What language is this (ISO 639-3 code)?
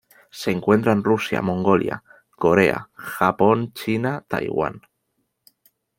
spa